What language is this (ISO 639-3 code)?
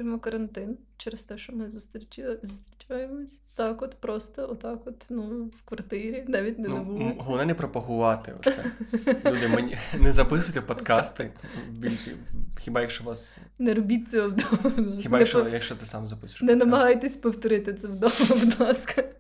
ukr